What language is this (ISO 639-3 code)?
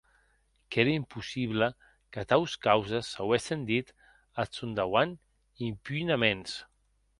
oci